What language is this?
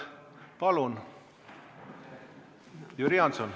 Estonian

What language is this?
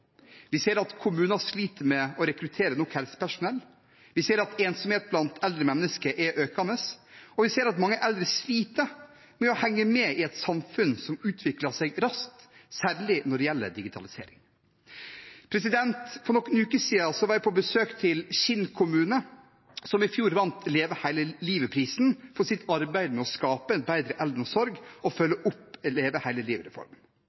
Norwegian Bokmål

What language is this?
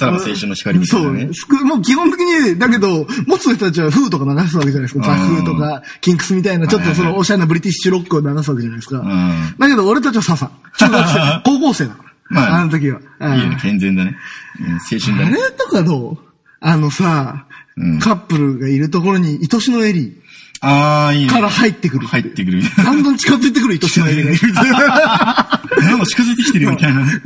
Japanese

